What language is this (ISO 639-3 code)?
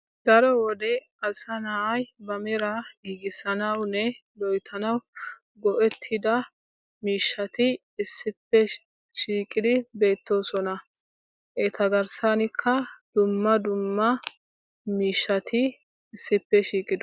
wal